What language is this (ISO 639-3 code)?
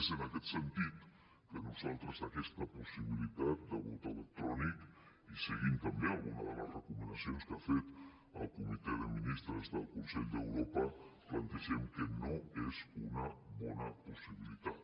cat